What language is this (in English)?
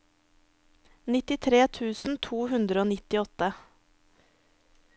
Norwegian